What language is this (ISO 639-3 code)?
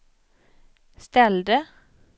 swe